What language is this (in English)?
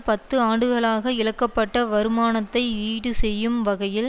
Tamil